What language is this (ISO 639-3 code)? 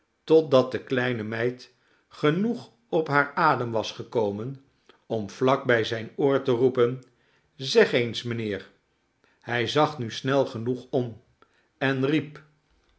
nld